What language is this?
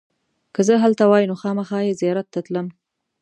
Pashto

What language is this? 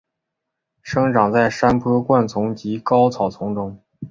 Chinese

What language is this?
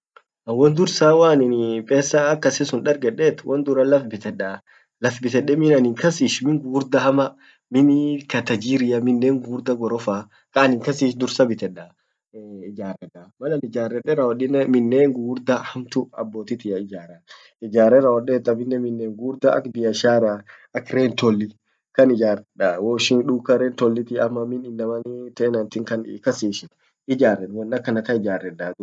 Orma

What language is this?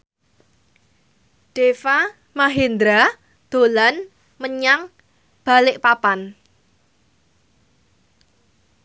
Javanese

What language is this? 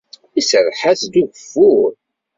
Kabyle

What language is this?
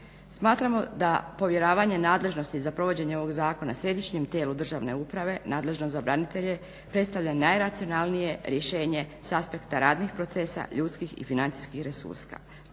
Croatian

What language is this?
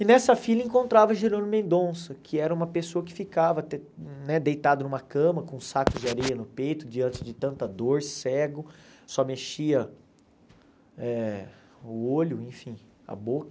Portuguese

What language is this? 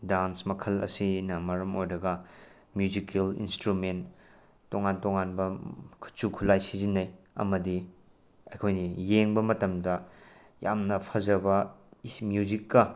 Manipuri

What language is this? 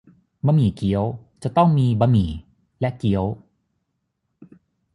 Thai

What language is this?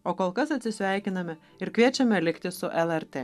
Lithuanian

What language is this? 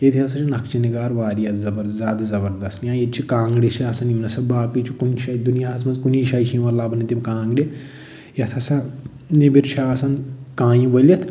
Kashmiri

